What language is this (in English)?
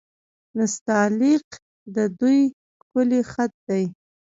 Pashto